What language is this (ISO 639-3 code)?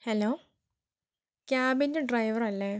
mal